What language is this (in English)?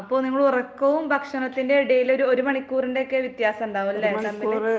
Malayalam